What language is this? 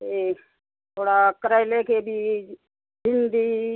Hindi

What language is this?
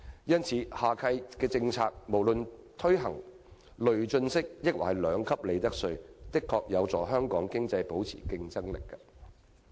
Cantonese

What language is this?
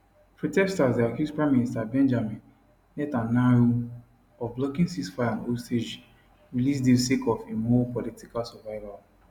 Nigerian Pidgin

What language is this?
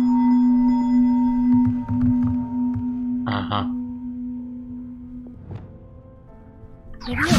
German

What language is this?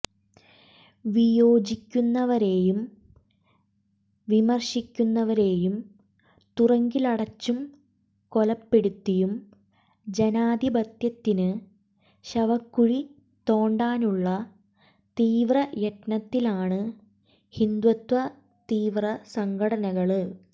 Malayalam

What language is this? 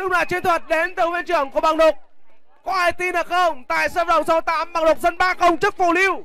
Vietnamese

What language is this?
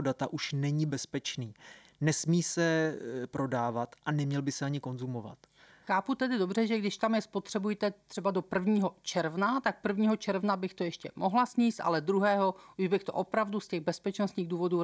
Czech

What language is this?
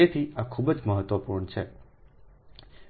Gujarati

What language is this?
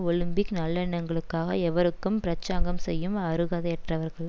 Tamil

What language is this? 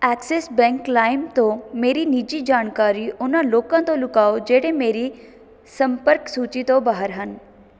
Punjabi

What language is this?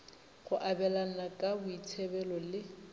Northern Sotho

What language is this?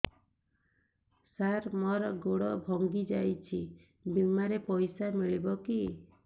Odia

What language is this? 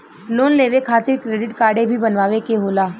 Bhojpuri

